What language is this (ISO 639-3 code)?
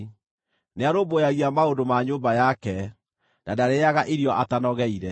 kik